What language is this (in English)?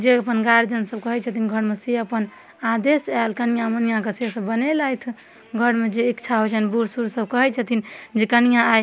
Maithili